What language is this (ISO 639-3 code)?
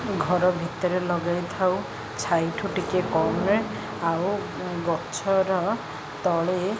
ori